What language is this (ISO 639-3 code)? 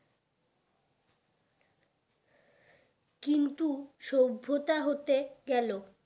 ben